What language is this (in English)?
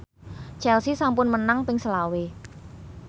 Javanese